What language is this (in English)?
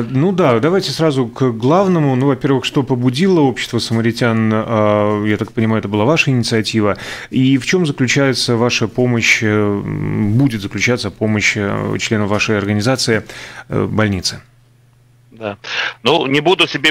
Russian